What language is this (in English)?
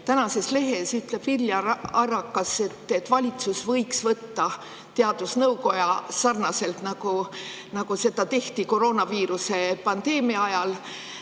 Estonian